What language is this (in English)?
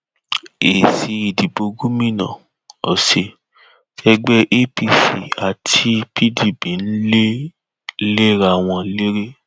Yoruba